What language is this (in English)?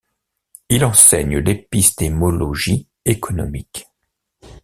French